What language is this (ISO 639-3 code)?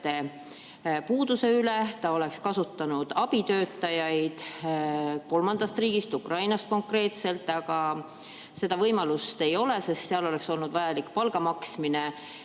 est